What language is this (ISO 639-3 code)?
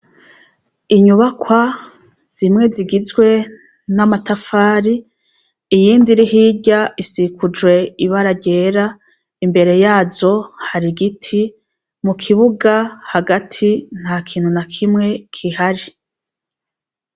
run